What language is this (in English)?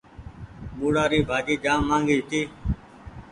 Goaria